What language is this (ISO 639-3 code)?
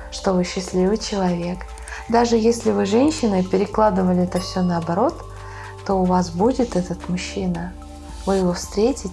rus